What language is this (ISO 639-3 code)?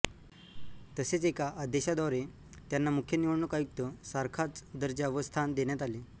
mar